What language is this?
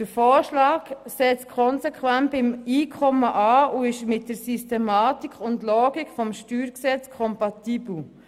Swiss German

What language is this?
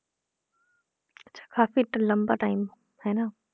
Punjabi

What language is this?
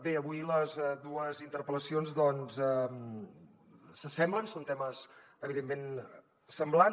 Catalan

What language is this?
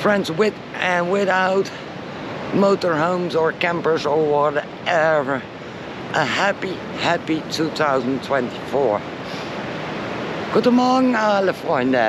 Dutch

